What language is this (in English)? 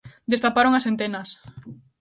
Galician